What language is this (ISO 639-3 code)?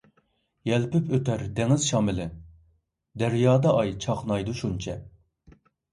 uig